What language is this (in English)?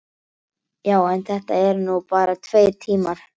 Icelandic